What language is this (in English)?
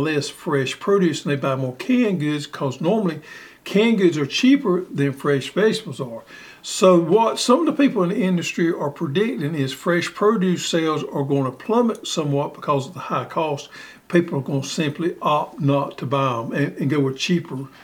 English